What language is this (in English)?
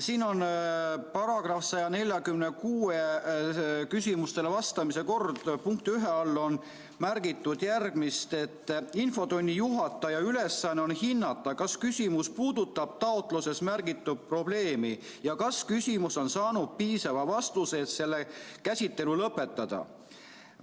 Estonian